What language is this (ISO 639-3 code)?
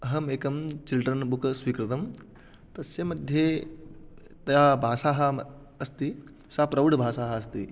san